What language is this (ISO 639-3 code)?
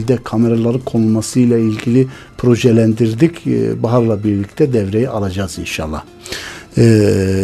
tur